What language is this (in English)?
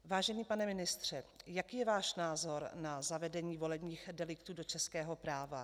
Czech